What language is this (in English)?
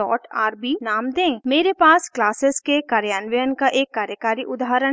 Hindi